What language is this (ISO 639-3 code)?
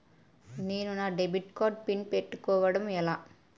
tel